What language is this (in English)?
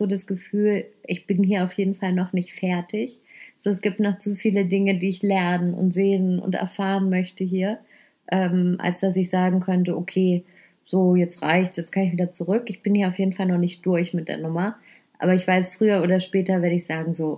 German